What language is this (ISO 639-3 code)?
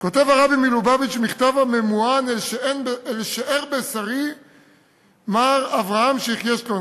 heb